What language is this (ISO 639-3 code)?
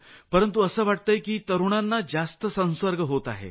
mar